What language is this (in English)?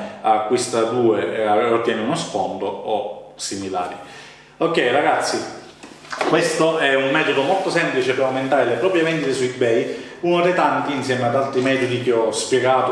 Italian